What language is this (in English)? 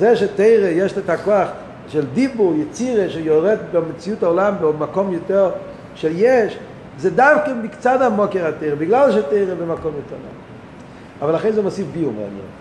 Hebrew